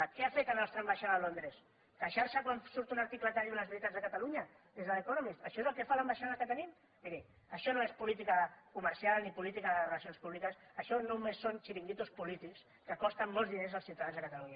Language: Catalan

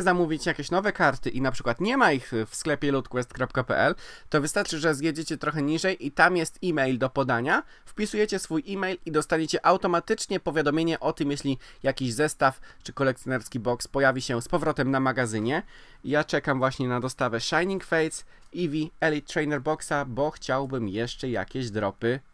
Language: Polish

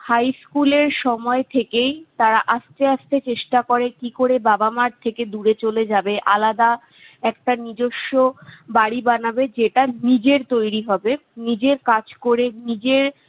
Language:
Bangla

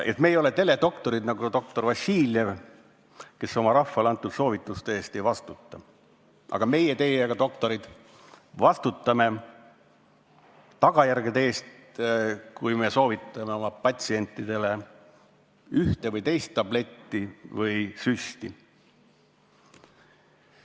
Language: Estonian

